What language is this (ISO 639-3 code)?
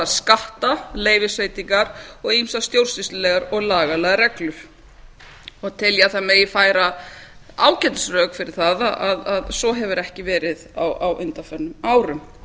isl